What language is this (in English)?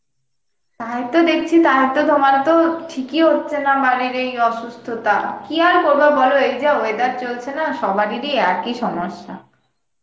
Bangla